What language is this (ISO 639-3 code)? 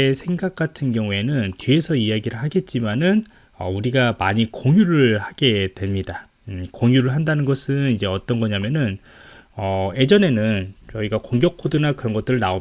kor